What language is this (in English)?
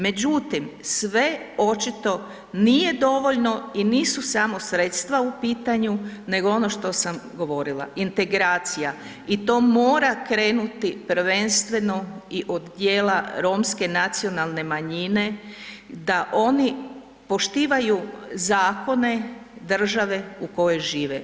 Croatian